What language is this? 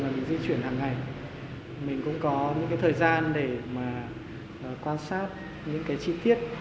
Vietnamese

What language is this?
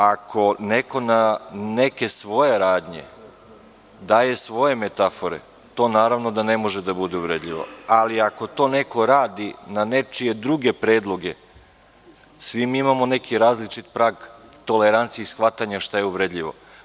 Serbian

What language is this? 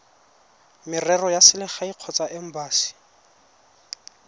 Tswana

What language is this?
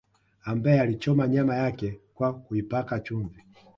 Swahili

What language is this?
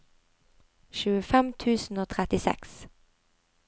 Norwegian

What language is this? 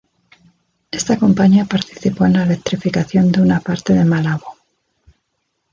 Spanish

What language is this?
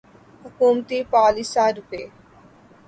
Urdu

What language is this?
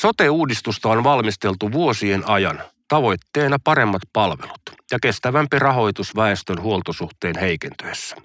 Finnish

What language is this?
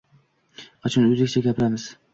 Uzbek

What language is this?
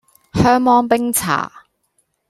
Cantonese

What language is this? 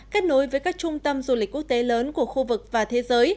Vietnamese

